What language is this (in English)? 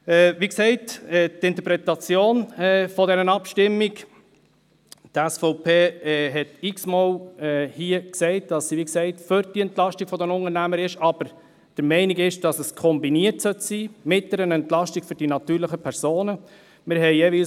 Swiss German